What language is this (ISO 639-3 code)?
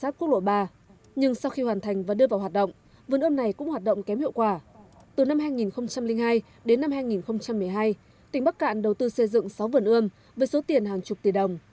vie